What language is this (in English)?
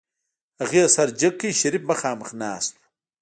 Pashto